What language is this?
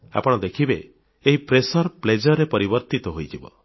Odia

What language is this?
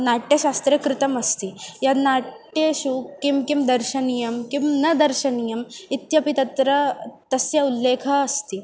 Sanskrit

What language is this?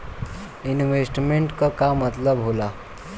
Bhojpuri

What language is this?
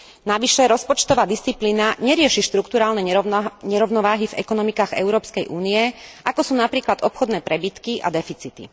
Slovak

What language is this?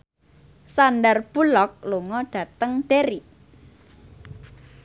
Javanese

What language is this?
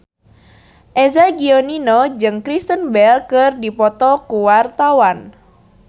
Sundanese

